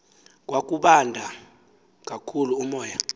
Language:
Xhosa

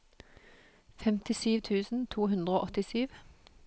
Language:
Norwegian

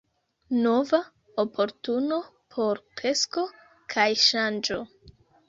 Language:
Esperanto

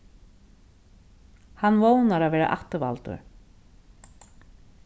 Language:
Faroese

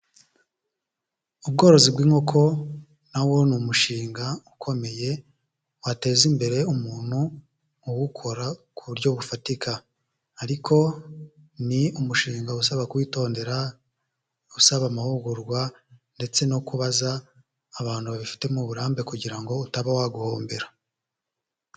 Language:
Kinyarwanda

